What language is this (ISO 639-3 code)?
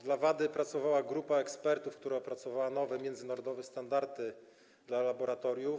pol